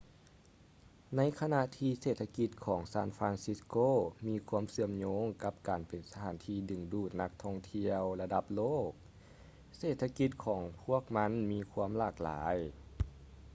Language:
Lao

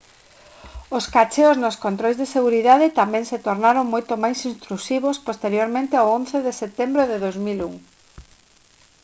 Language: Galician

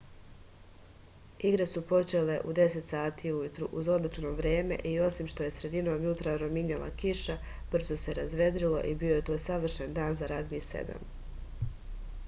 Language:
Serbian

